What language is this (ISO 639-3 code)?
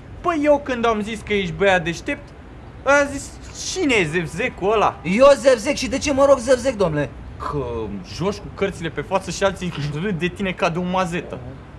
ron